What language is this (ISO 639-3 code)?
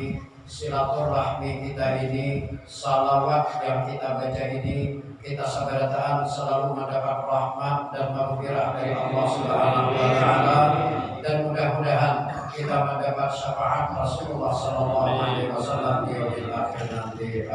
ind